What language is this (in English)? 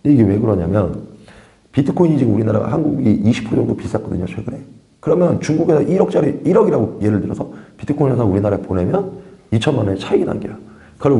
Korean